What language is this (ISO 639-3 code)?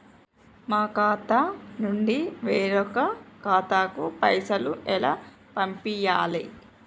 tel